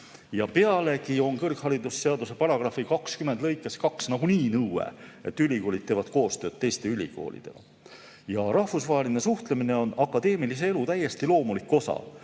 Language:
Estonian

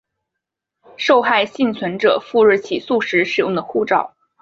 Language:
Chinese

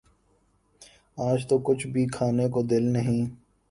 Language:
Urdu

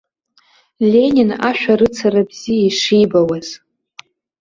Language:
Abkhazian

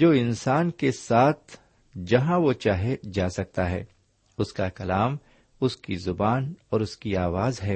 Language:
Urdu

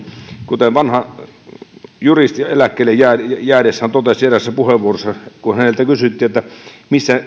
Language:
Finnish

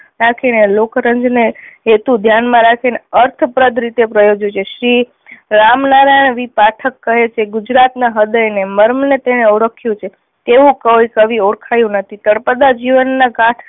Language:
Gujarati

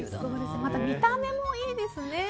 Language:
Japanese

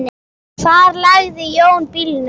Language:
Icelandic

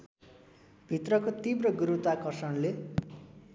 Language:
Nepali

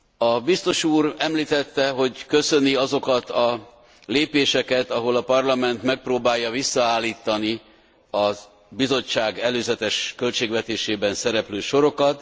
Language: Hungarian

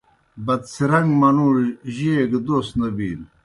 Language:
Kohistani Shina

